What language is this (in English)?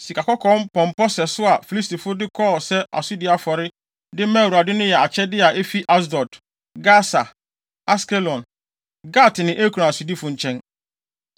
Akan